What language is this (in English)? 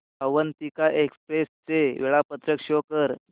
Marathi